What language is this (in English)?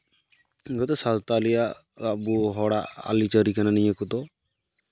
Santali